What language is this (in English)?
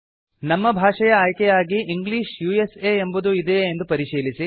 Kannada